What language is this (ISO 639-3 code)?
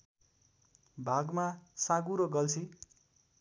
nep